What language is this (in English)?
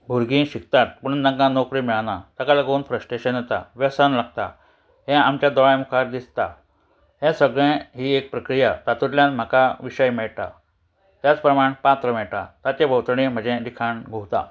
Konkani